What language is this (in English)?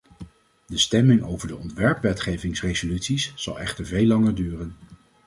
Dutch